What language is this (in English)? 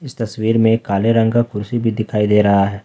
Hindi